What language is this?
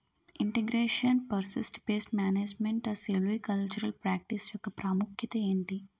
Telugu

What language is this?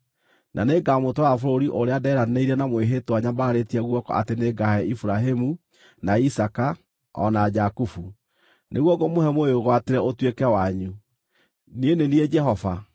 Kikuyu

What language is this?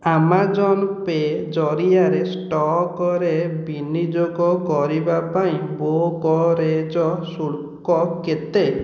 Odia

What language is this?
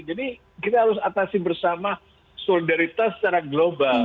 Indonesian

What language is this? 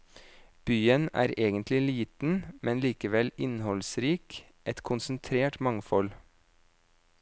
Norwegian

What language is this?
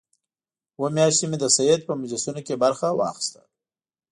Pashto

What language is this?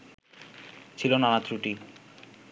Bangla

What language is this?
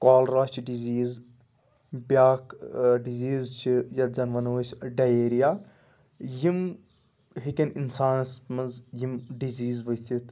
Kashmiri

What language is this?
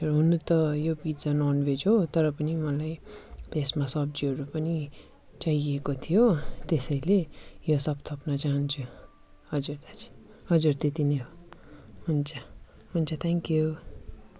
Nepali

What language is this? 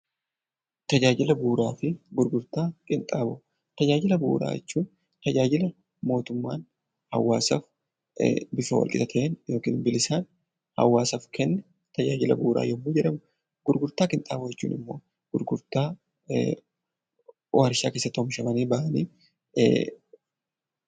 Oromo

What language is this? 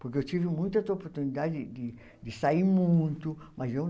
Portuguese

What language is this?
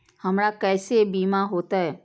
Maithili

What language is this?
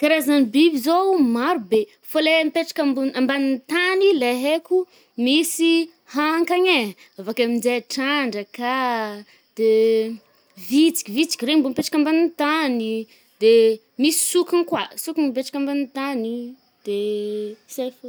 Northern Betsimisaraka Malagasy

